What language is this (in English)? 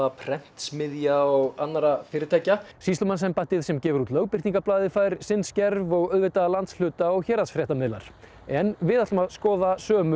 Icelandic